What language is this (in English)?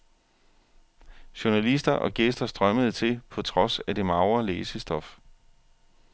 Danish